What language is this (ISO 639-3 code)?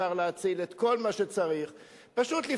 heb